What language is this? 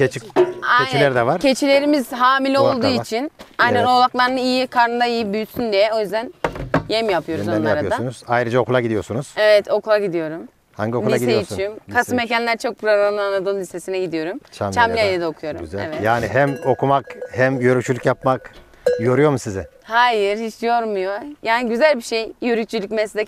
Turkish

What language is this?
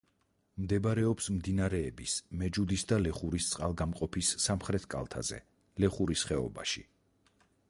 Georgian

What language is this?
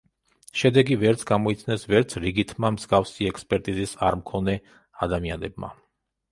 Georgian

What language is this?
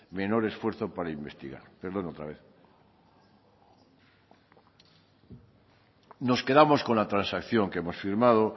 Spanish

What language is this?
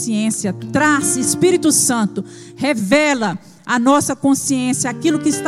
Portuguese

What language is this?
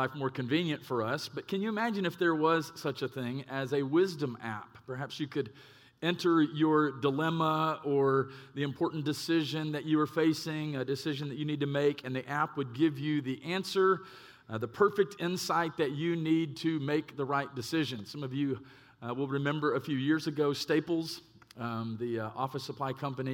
English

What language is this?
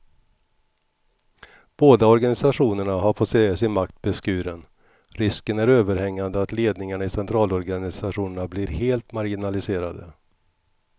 Swedish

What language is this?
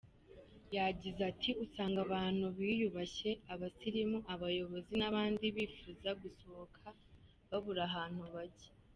Kinyarwanda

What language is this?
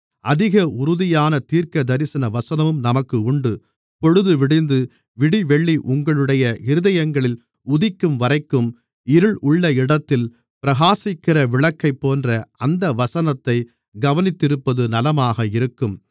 Tamil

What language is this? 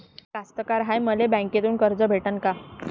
Marathi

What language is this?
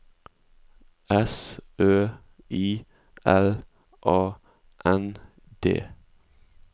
Norwegian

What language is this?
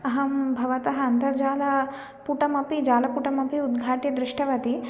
Sanskrit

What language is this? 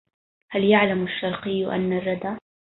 Arabic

